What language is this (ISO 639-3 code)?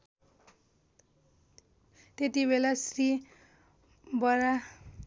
nep